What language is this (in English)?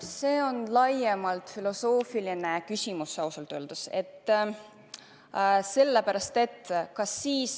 Estonian